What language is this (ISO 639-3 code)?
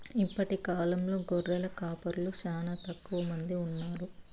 tel